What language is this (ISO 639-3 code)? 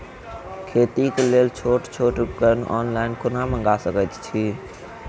mai